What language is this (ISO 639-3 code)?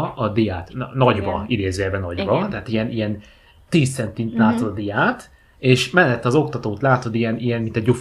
hun